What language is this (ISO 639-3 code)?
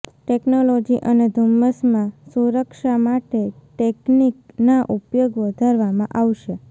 guj